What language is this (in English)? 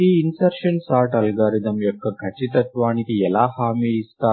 Telugu